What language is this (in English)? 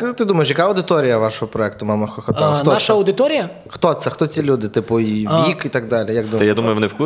Ukrainian